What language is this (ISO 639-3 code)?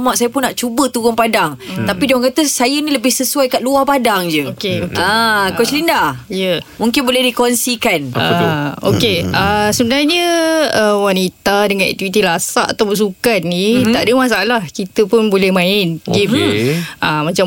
msa